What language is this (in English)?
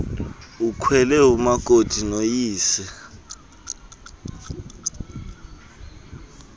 Xhosa